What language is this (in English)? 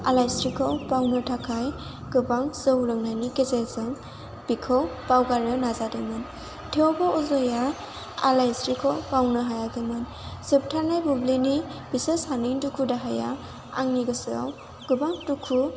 Bodo